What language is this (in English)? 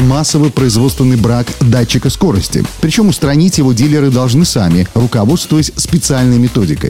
Russian